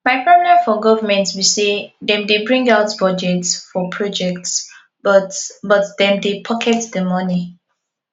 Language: Nigerian Pidgin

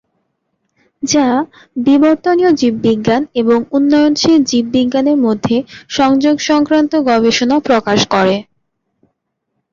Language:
Bangla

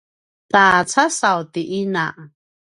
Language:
Paiwan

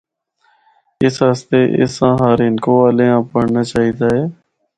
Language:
Northern Hindko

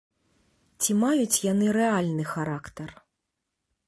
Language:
Belarusian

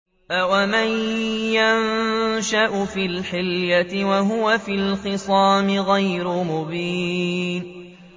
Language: Arabic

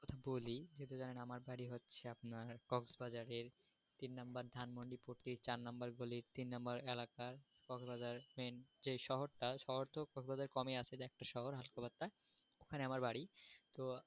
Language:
Bangla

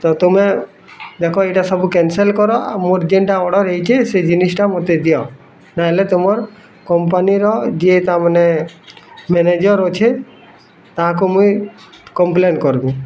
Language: Odia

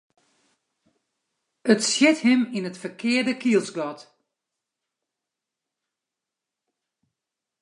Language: Western Frisian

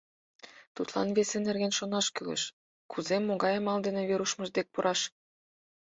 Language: Mari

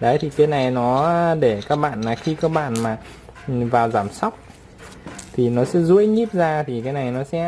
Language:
Vietnamese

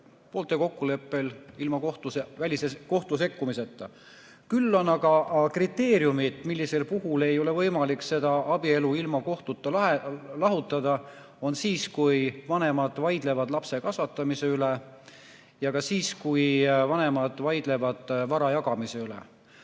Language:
Estonian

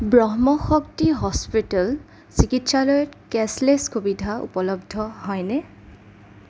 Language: Assamese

